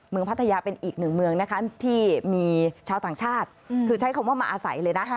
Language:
Thai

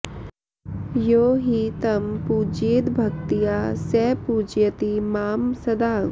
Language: Sanskrit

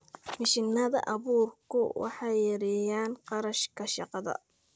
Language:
Somali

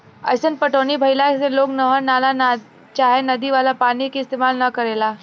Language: Bhojpuri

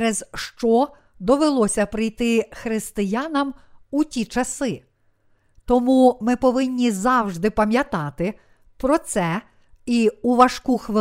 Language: Ukrainian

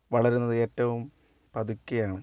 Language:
Malayalam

